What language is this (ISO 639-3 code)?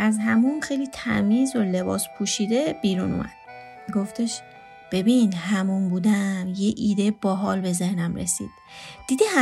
fas